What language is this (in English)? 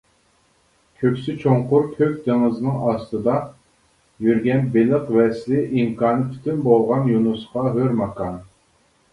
Uyghur